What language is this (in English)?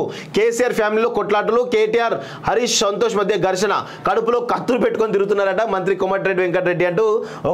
Telugu